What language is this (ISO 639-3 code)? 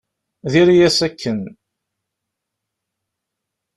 kab